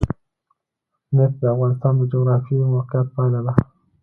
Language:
Pashto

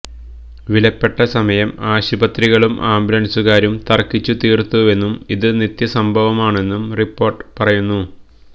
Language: Malayalam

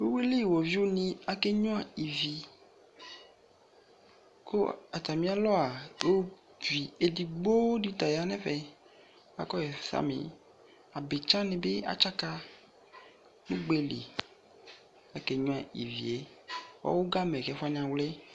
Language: Ikposo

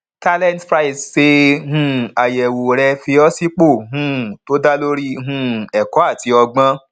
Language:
Yoruba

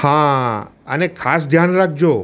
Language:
Gujarati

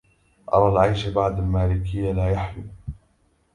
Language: Arabic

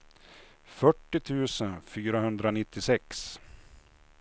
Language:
Swedish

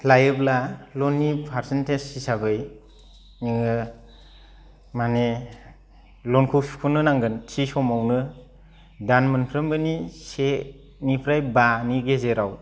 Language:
Bodo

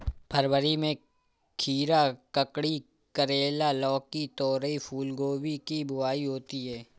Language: Hindi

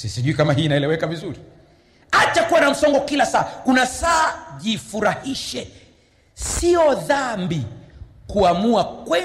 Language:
Swahili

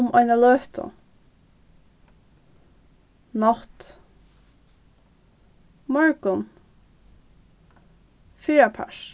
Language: Faroese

